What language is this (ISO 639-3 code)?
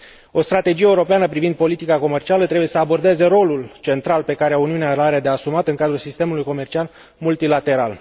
ron